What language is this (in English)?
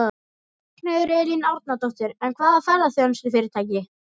Icelandic